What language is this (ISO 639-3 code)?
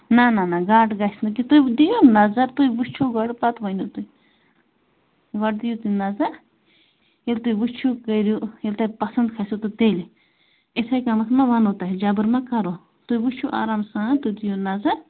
kas